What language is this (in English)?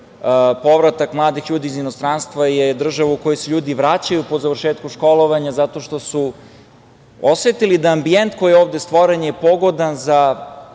Serbian